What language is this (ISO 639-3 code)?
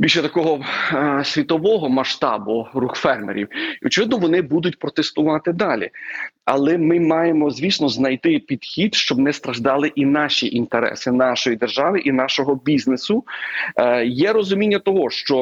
ukr